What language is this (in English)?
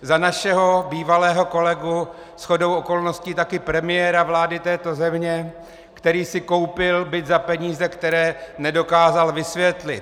Czech